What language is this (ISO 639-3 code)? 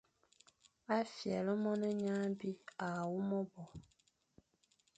fan